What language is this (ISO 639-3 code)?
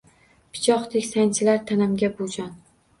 uzb